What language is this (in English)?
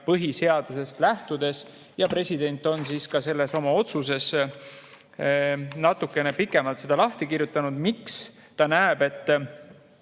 Estonian